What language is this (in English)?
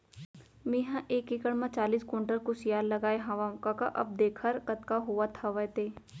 Chhattisgarhi